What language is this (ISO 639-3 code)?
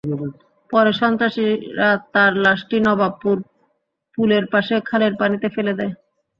ben